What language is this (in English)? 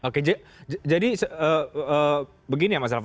Indonesian